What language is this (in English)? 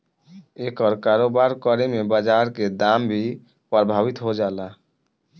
Bhojpuri